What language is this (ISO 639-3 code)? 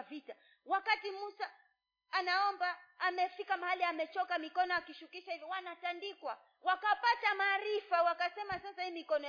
swa